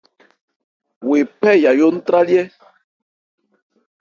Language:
Ebrié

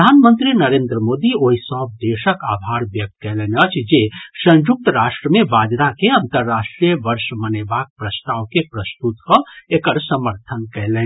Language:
Maithili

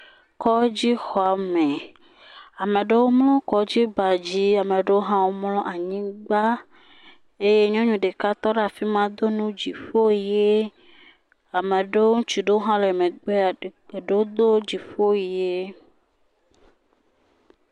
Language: Ewe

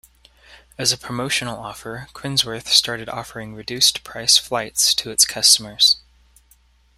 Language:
English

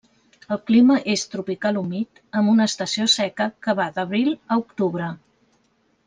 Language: Catalan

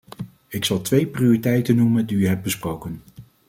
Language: Dutch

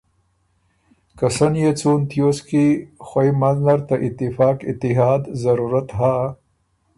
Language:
Ormuri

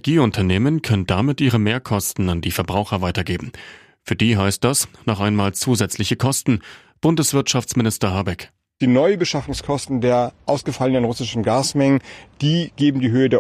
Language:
German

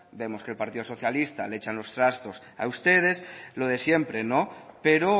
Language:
Spanish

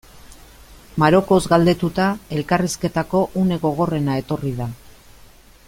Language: Basque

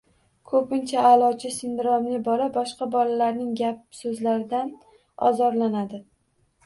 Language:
Uzbek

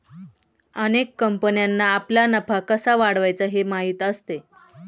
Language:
Marathi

